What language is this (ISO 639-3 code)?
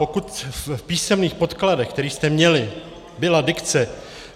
ces